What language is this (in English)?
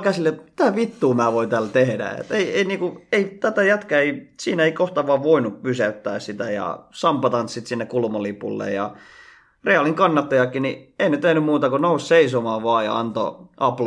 Finnish